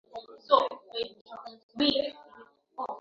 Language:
Swahili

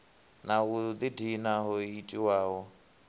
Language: Venda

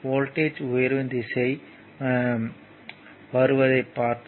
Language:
Tamil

